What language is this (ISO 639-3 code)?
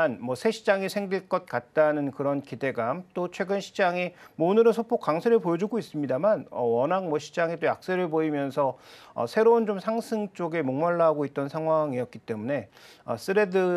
kor